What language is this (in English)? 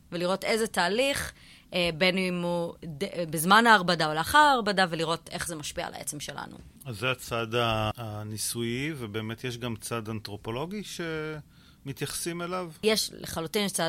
Hebrew